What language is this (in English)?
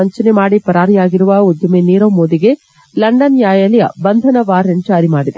Kannada